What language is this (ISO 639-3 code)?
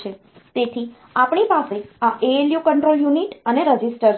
guj